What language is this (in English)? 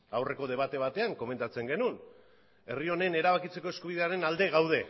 Basque